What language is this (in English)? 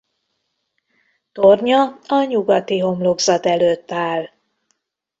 Hungarian